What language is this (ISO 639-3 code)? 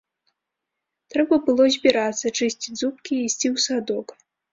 bel